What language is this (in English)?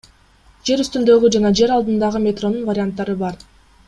Kyrgyz